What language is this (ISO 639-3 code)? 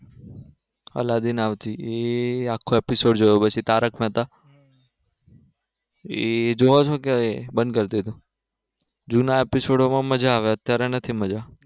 guj